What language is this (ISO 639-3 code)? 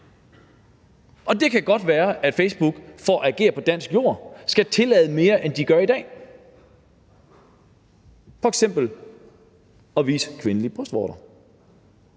dan